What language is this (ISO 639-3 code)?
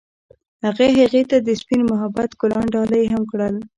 pus